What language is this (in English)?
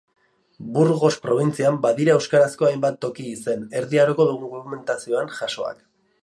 Basque